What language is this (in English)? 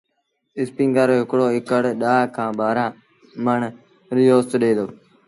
Sindhi Bhil